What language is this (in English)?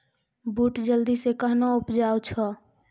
Maithili